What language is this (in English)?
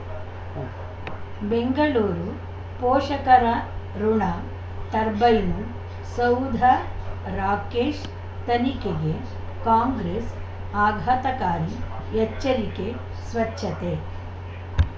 Kannada